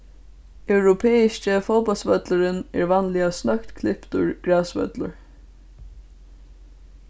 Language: Faroese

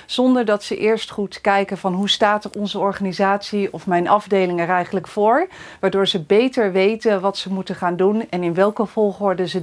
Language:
Dutch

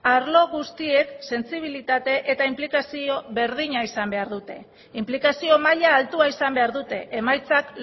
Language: Basque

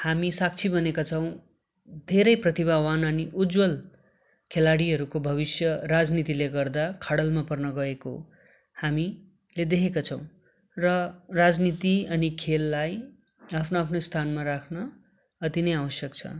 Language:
Nepali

